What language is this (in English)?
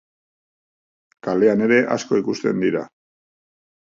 Basque